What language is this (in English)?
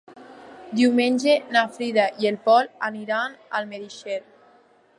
Catalan